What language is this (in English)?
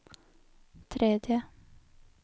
Norwegian